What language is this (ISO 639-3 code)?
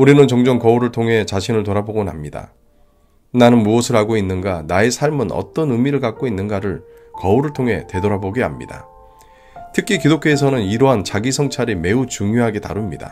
kor